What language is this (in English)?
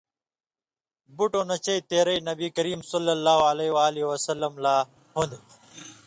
Indus Kohistani